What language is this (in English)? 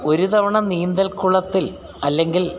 Malayalam